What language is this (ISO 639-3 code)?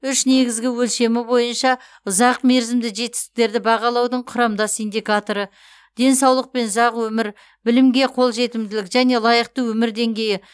kaz